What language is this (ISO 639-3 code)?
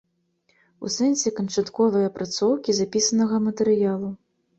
bel